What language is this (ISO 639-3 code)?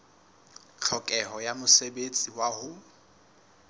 sot